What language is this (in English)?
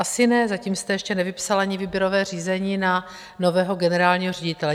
Czech